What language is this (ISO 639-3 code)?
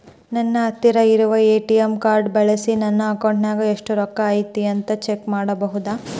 kan